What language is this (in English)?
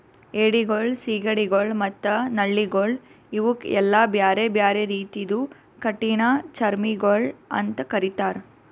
Kannada